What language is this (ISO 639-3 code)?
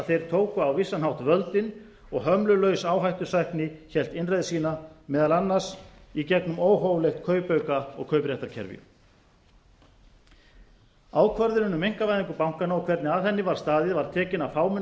isl